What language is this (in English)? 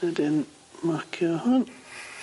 Welsh